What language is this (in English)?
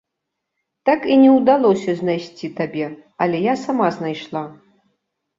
Belarusian